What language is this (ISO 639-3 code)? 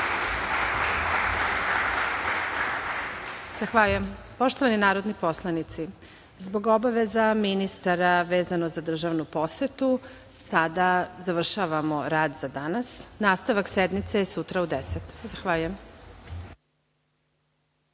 srp